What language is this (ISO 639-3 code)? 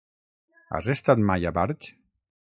cat